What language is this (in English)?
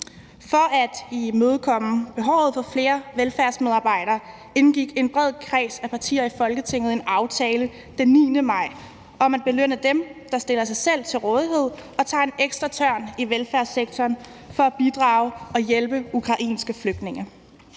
Danish